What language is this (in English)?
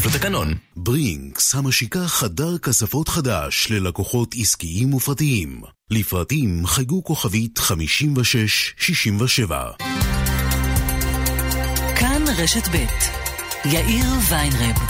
Hebrew